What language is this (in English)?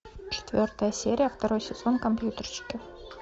Russian